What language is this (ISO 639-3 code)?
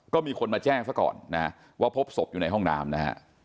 tha